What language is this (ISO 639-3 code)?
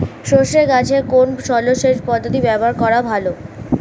ben